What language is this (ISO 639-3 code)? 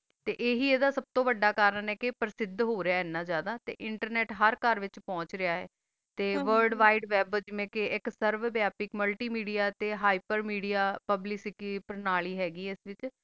pan